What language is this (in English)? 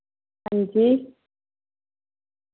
Dogri